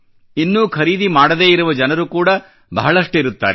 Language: Kannada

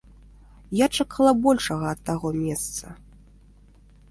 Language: Belarusian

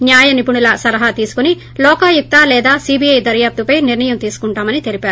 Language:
Telugu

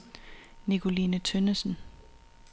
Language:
Danish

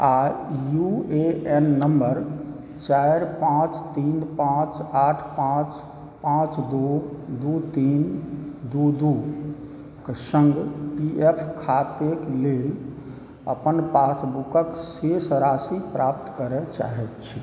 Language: Maithili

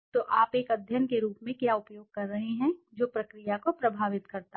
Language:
Hindi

